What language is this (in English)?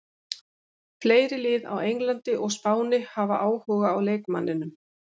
Icelandic